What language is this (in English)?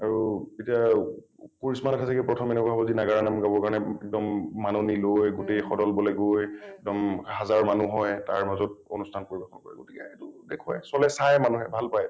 Assamese